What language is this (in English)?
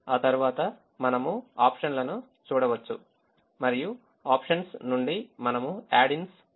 Telugu